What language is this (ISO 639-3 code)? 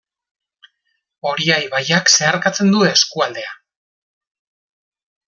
eus